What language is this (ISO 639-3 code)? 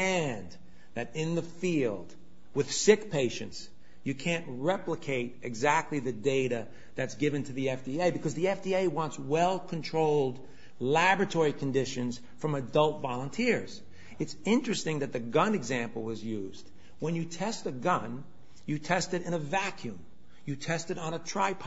eng